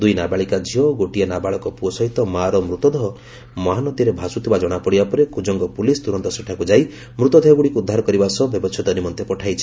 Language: Odia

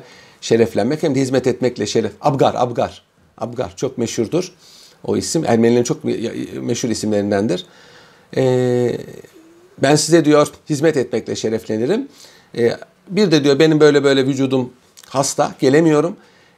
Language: Turkish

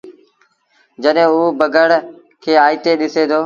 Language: Sindhi Bhil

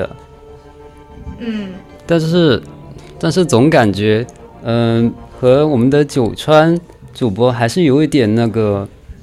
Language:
Chinese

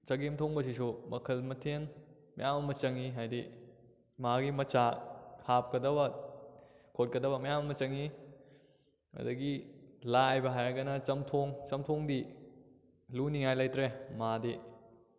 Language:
Manipuri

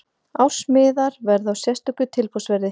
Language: Icelandic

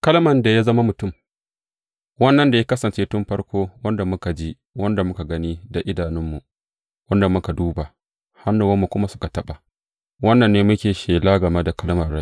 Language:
Hausa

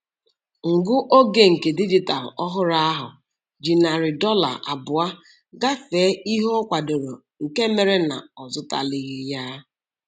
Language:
Igbo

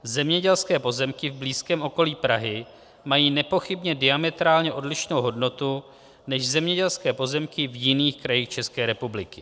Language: Czech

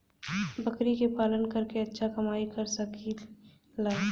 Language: Bhojpuri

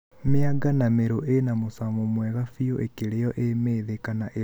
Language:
Kikuyu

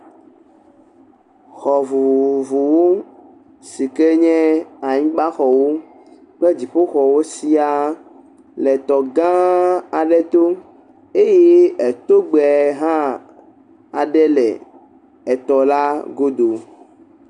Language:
Ewe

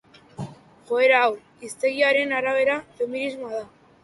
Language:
Basque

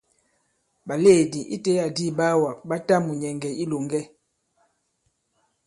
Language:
Bankon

